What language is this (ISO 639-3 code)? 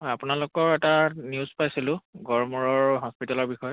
asm